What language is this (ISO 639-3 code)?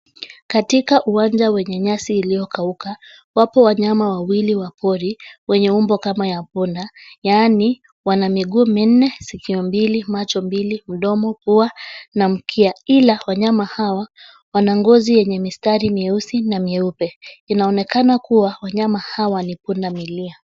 swa